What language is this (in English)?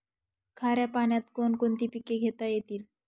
Marathi